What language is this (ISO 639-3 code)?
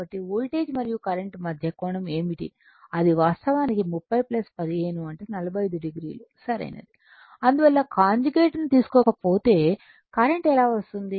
tel